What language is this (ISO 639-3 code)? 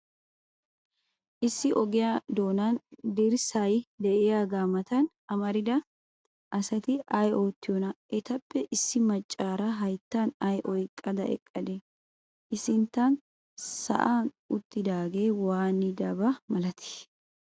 wal